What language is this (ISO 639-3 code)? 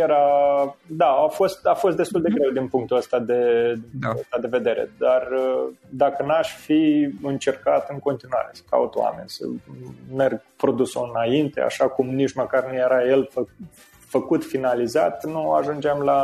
ron